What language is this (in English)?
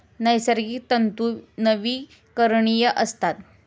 Marathi